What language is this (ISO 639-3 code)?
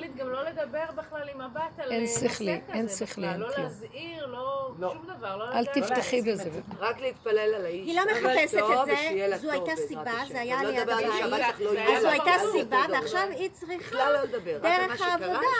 heb